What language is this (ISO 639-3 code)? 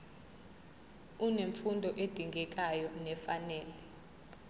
zul